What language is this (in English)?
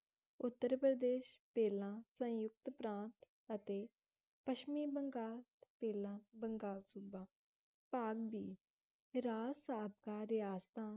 Punjabi